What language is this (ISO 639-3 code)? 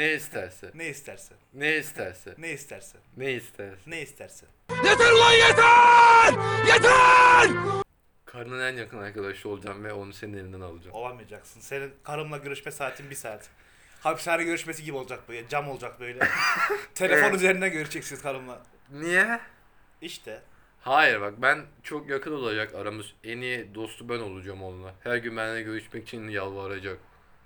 tur